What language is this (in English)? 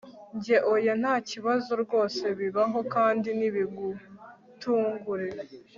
Kinyarwanda